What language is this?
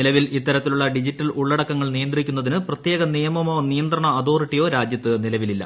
Malayalam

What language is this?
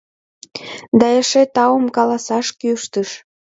Mari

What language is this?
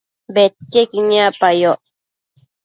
Matsés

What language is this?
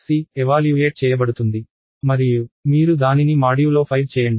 Telugu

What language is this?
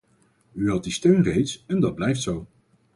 Dutch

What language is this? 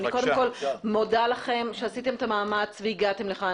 Hebrew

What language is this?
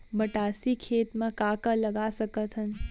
Chhattisgarhi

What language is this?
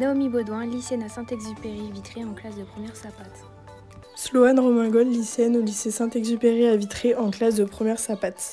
French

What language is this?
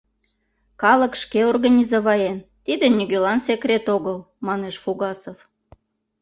Mari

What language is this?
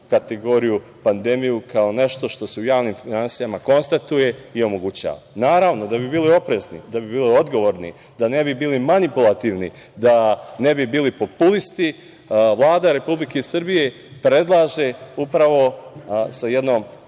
Serbian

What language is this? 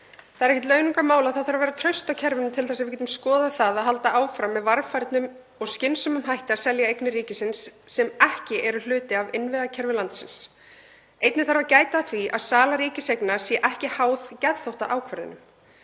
Icelandic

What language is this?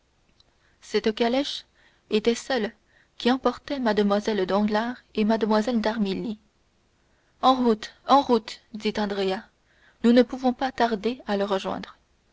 French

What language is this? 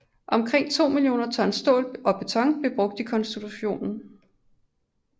Danish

